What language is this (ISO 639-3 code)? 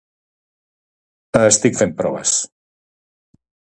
cat